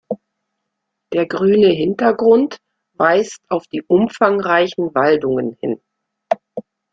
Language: German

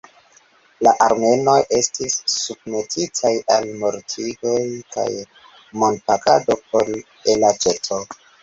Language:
Esperanto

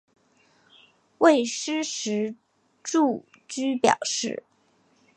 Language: Chinese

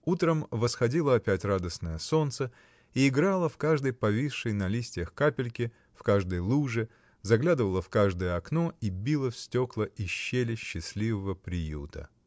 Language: Russian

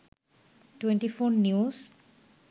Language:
Bangla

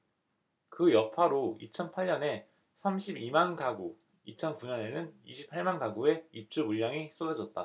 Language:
Korean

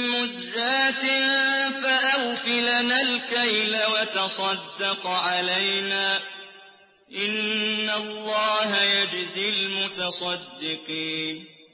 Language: Arabic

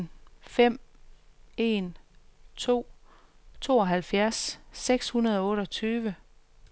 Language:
Danish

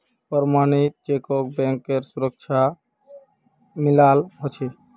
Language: Magahi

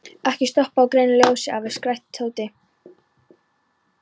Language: Icelandic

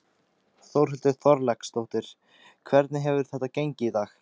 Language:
Icelandic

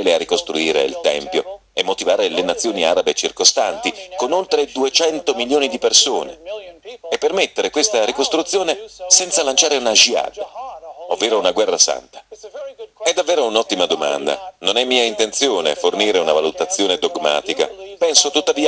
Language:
Italian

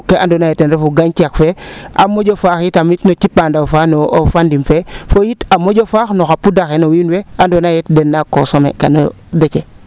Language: Serer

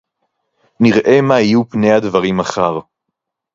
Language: Hebrew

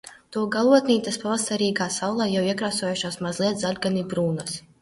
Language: Latvian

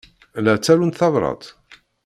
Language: Kabyle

